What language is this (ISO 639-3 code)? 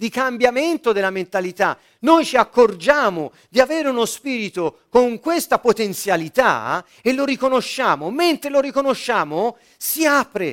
ita